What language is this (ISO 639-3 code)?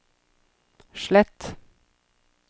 nor